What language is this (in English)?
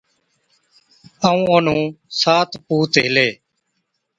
Od